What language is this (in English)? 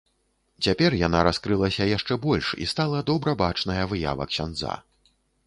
Belarusian